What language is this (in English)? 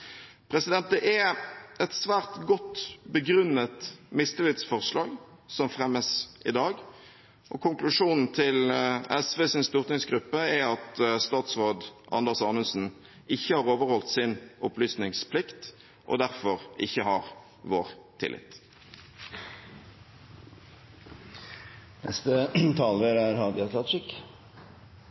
Norwegian